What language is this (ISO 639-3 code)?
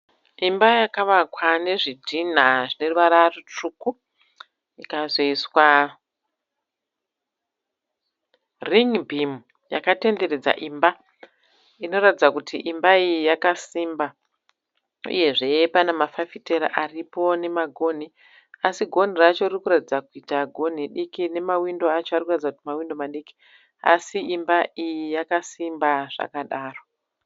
sna